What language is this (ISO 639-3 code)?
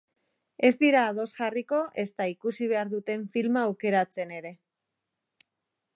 eus